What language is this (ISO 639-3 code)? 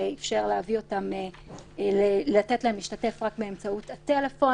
heb